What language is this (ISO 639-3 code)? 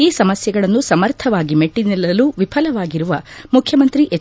kan